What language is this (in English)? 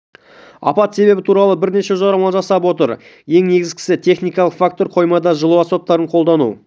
Kazakh